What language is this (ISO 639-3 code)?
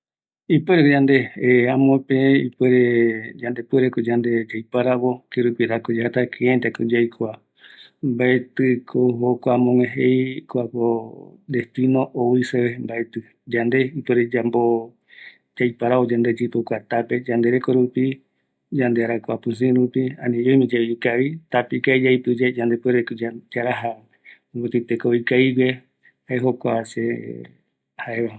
gui